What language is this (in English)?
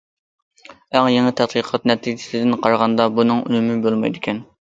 Uyghur